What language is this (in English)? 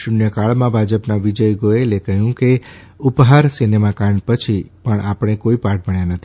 Gujarati